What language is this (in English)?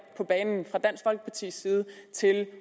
Danish